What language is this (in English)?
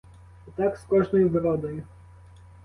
Ukrainian